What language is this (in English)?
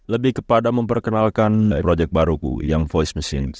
Indonesian